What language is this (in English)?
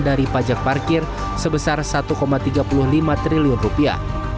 Indonesian